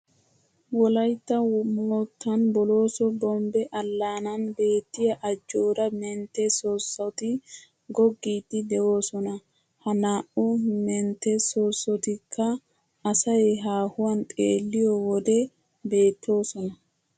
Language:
Wolaytta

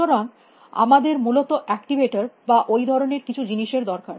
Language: Bangla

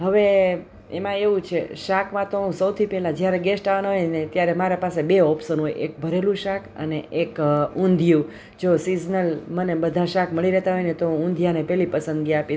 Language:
Gujarati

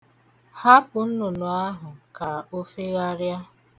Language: Igbo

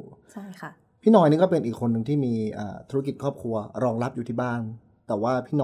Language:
Thai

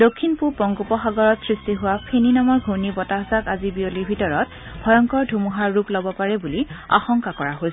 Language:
Assamese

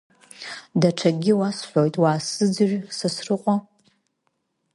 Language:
Abkhazian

